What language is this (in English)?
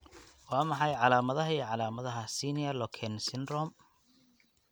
Somali